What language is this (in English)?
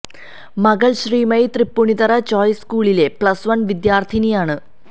Malayalam